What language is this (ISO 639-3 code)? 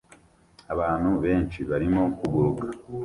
kin